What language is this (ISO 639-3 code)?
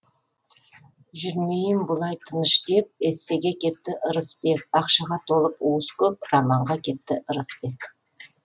kaz